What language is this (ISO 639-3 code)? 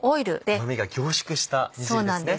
jpn